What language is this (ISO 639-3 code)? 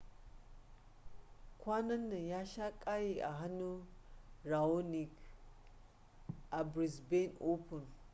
hau